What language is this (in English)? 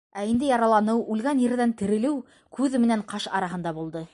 Bashkir